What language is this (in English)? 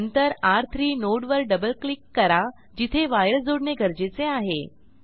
Marathi